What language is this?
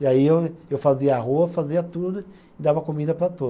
Portuguese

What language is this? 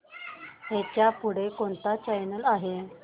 Marathi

